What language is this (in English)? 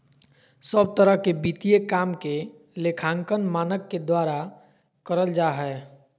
Magahi